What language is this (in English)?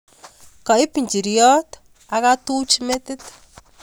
Kalenjin